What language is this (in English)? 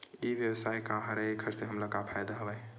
Chhattisgarhi